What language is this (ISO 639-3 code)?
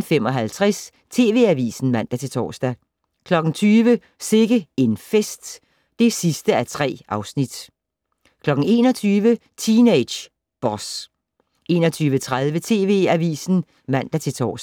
dan